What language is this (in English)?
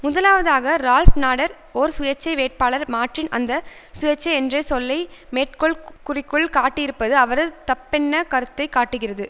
Tamil